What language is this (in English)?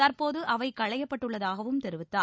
Tamil